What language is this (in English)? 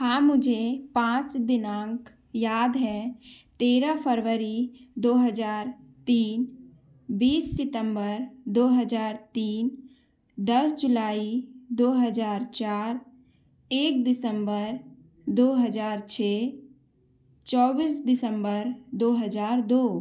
Hindi